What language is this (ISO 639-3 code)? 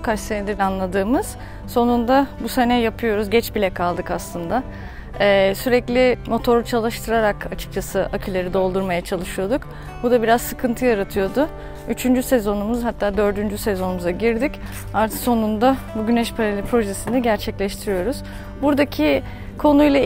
tur